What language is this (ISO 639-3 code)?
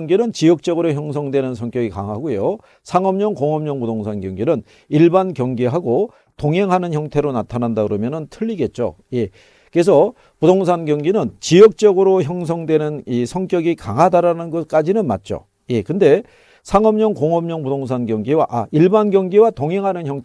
kor